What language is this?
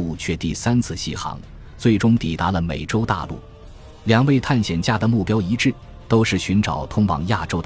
Chinese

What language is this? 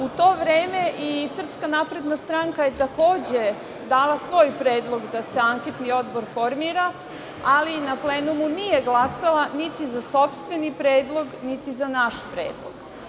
Serbian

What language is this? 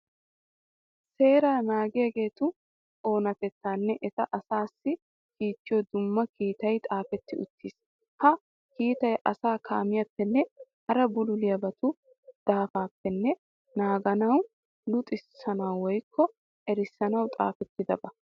Wolaytta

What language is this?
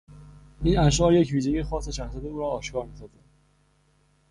Persian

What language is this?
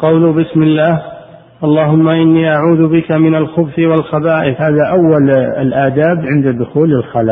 Arabic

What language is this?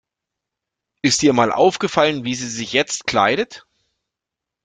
German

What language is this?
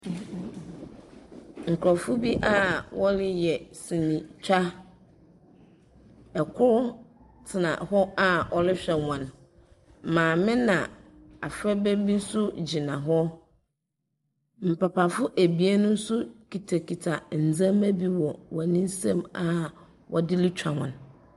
Akan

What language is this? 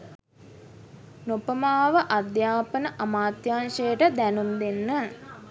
Sinhala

